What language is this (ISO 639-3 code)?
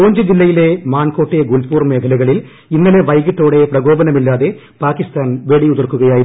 mal